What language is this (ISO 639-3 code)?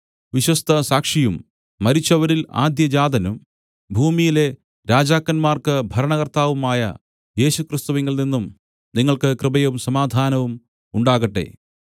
mal